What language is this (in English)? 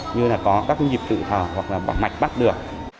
Vietnamese